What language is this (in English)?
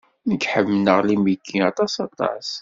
Kabyle